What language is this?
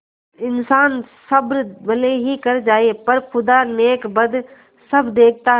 Hindi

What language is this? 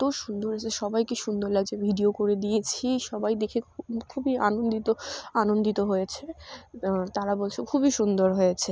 Bangla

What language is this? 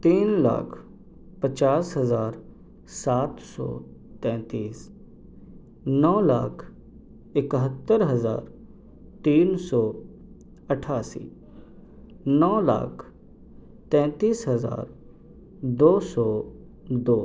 Urdu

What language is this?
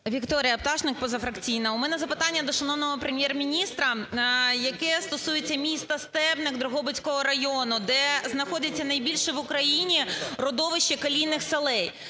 Ukrainian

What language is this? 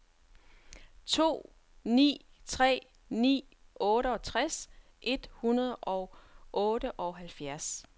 Danish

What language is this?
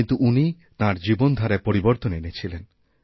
Bangla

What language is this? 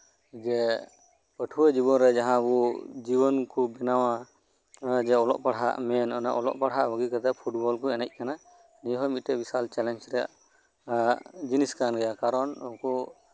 Santali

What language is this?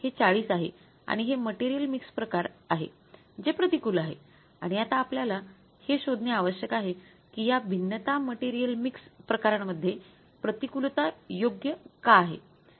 Marathi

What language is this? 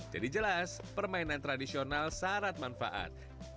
Indonesian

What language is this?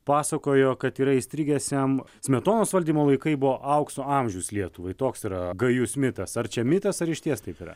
Lithuanian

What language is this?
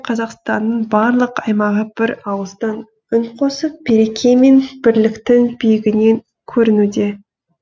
Kazakh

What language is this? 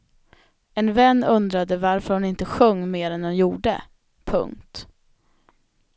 Swedish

